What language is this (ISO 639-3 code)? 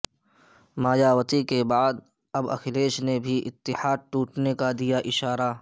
urd